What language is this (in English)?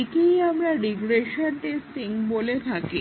Bangla